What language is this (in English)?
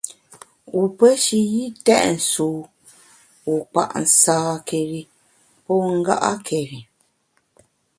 Bamun